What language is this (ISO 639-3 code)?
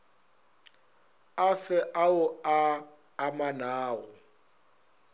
nso